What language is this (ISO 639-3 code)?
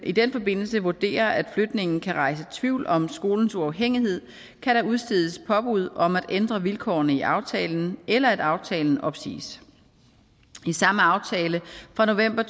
dan